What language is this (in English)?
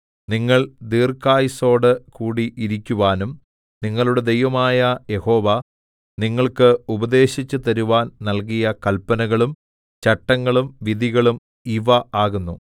Malayalam